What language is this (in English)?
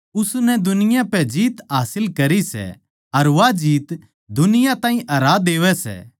Haryanvi